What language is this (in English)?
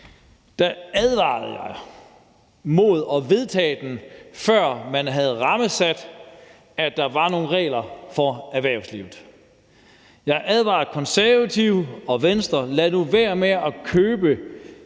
Danish